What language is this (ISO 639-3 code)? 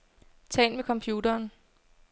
dan